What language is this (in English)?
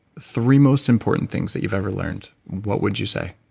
English